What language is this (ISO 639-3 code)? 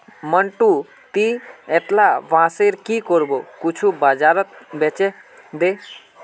mag